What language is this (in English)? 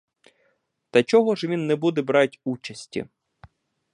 Ukrainian